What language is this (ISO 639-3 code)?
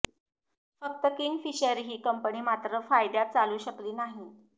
mar